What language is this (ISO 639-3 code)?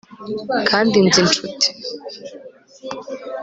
kin